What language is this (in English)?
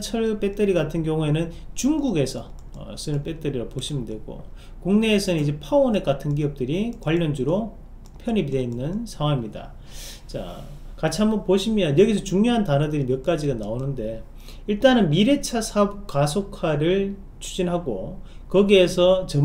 Korean